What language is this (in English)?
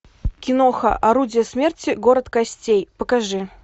Russian